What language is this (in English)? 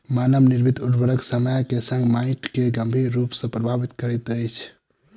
Maithili